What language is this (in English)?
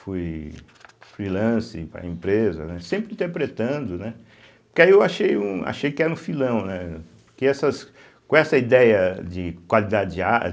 Portuguese